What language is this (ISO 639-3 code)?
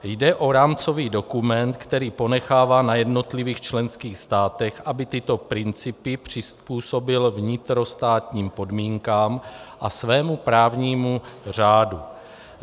ces